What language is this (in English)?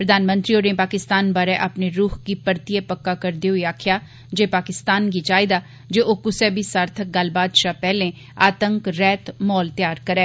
Dogri